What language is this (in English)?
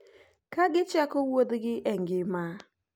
Luo (Kenya and Tanzania)